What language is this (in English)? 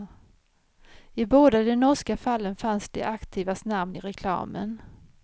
Swedish